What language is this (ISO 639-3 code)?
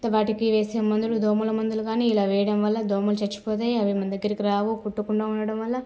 tel